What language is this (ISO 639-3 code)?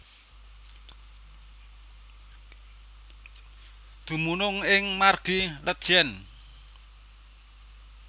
jav